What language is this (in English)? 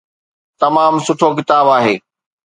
Sindhi